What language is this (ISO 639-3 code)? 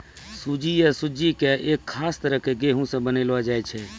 mai